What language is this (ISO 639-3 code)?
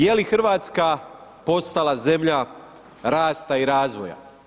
hrv